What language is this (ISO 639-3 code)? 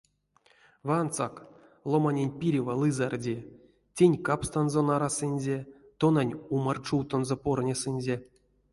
myv